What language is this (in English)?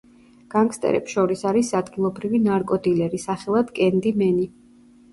Georgian